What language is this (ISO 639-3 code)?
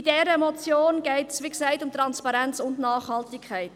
gsw